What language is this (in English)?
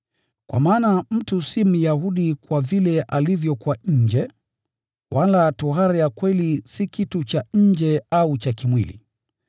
Swahili